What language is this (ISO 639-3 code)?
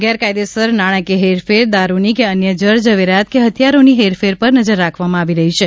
guj